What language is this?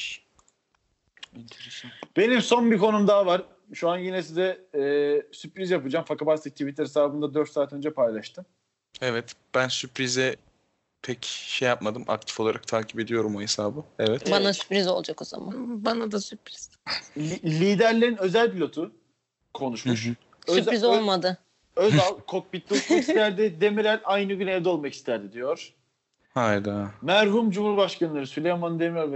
Turkish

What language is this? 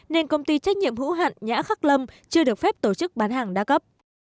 Vietnamese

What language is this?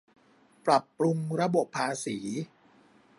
Thai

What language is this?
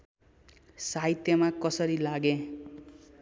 Nepali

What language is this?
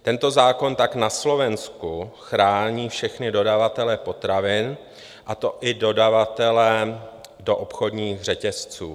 Czech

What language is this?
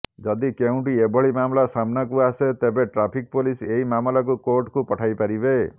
Odia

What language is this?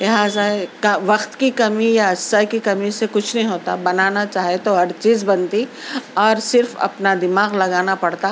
Urdu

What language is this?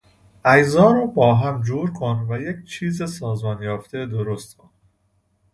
Persian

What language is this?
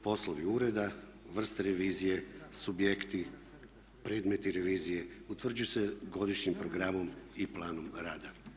Croatian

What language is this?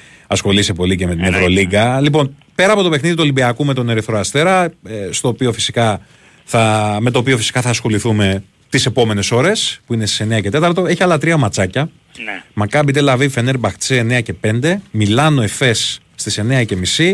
Greek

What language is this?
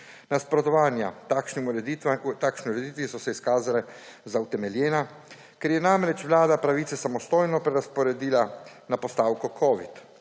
Slovenian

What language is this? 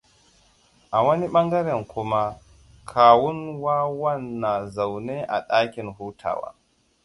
Hausa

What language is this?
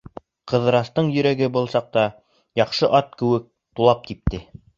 Bashkir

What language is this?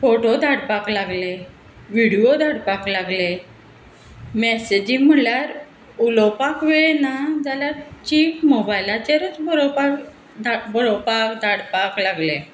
Konkani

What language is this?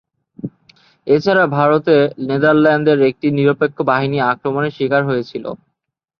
Bangla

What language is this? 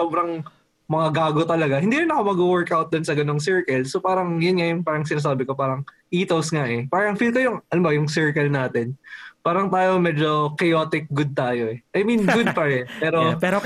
Filipino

